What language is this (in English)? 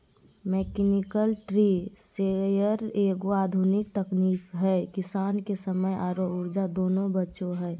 Magahi